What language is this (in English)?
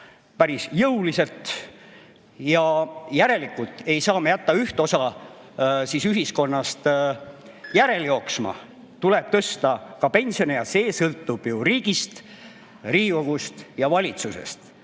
Estonian